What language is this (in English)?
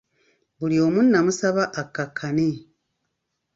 Ganda